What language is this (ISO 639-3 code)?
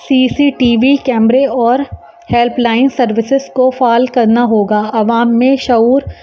urd